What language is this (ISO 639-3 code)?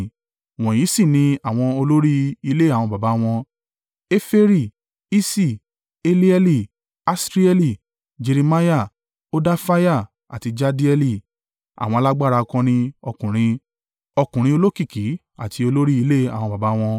yor